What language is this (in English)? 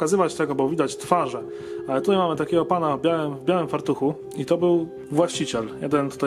Polish